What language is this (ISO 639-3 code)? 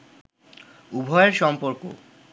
ben